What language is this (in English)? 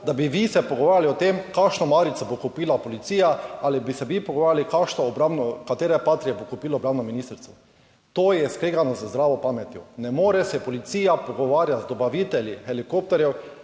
Slovenian